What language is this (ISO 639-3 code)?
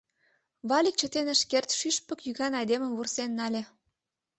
chm